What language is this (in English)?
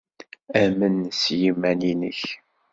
Kabyle